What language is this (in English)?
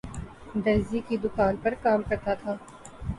Urdu